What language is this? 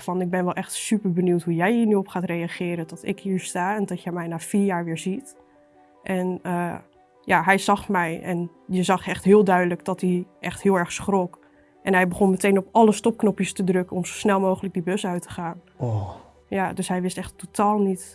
Dutch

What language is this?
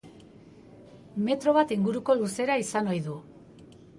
Basque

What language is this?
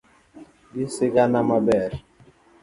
Luo (Kenya and Tanzania)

